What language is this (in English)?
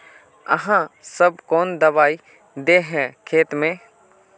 Magahi